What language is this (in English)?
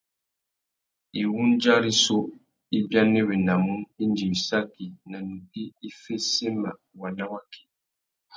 Tuki